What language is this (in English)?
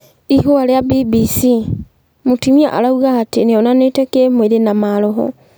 Kikuyu